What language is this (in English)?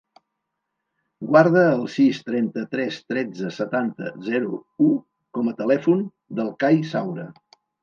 Catalan